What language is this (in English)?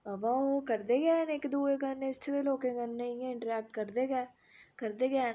Dogri